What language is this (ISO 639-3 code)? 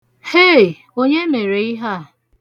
ibo